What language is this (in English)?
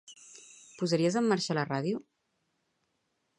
Catalan